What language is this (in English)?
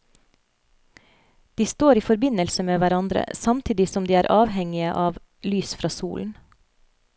Norwegian